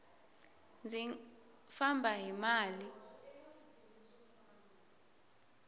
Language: Tsonga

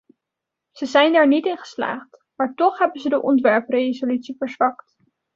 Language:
Dutch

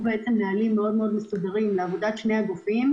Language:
Hebrew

